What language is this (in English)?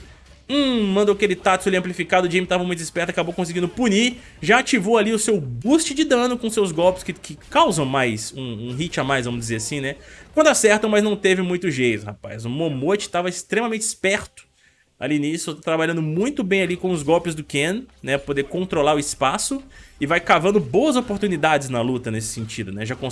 Portuguese